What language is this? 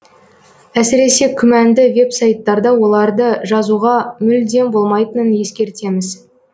Kazakh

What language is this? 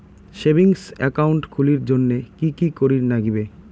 Bangla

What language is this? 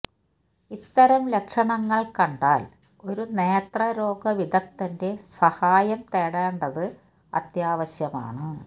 Malayalam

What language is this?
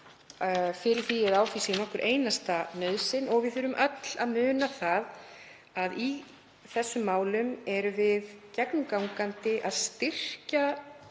Icelandic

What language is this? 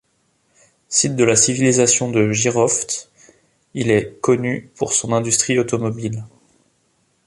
French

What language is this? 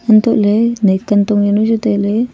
Wancho Naga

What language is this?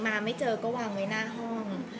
Thai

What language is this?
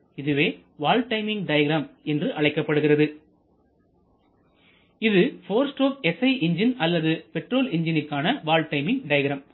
Tamil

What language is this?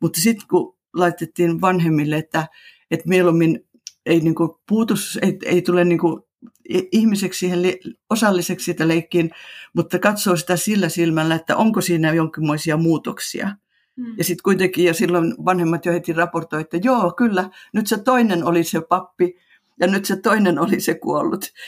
Finnish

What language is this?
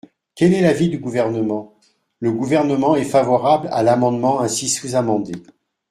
French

